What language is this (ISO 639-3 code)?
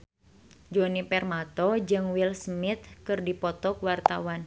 sun